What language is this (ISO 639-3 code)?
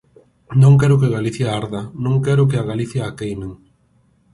glg